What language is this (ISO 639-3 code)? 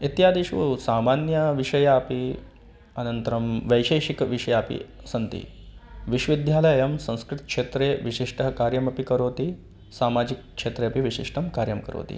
san